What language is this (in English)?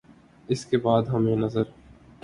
Urdu